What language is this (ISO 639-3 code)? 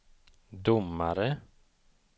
swe